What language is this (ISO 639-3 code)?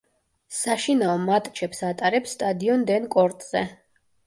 kat